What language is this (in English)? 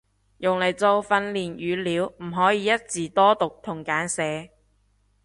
Cantonese